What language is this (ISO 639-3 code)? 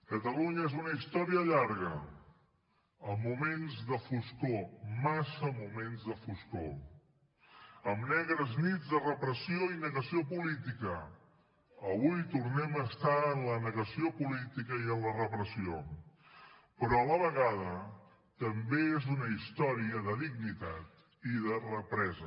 cat